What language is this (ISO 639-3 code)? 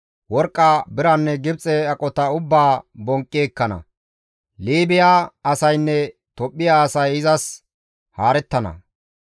gmv